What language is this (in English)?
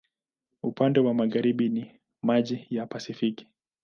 Swahili